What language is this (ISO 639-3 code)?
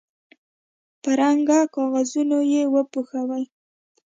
pus